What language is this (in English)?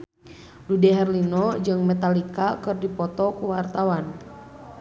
Sundanese